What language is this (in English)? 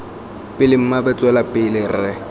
Tswana